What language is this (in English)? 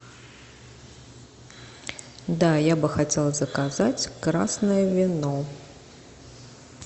Russian